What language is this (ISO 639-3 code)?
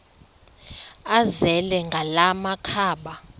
xho